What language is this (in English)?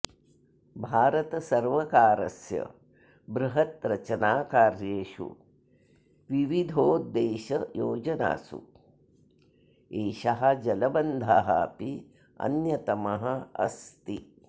Sanskrit